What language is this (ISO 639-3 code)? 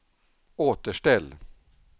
swe